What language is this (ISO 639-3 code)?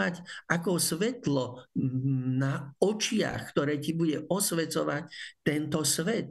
slk